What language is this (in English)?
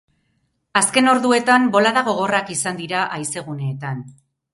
Basque